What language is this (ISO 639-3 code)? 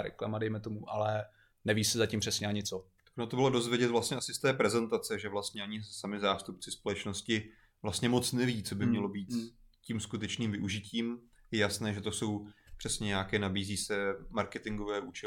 ces